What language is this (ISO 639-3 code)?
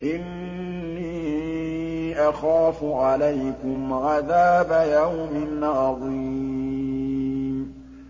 ara